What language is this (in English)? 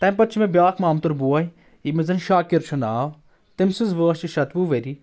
Kashmiri